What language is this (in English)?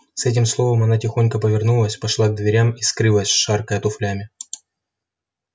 Russian